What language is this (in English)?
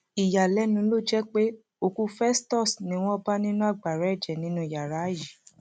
Yoruba